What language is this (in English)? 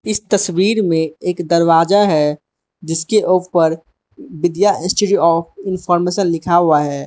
Hindi